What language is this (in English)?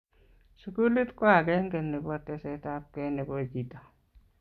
Kalenjin